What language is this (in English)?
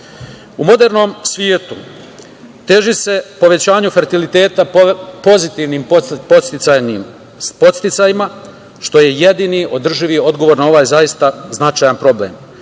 Serbian